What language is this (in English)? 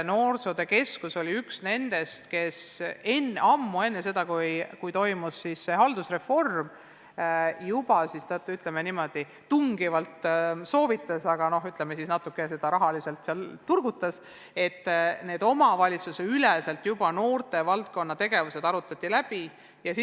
Estonian